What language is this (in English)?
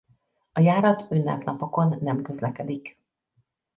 Hungarian